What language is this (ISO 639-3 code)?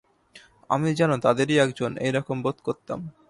ben